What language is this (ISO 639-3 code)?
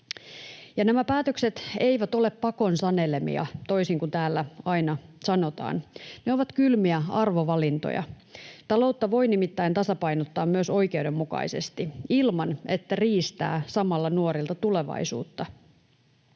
fin